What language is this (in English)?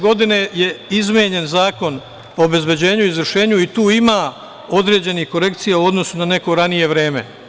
Serbian